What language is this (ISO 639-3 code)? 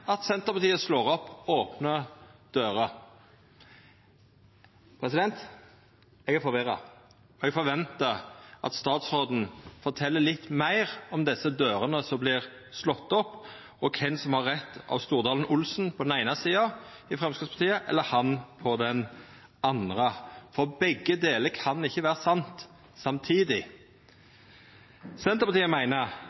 nno